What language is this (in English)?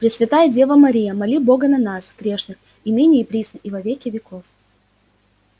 Russian